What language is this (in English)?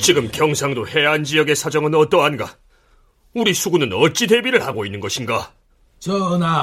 Korean